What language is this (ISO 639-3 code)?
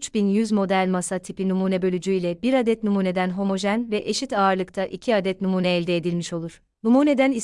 tur